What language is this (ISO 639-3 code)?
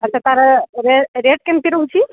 ori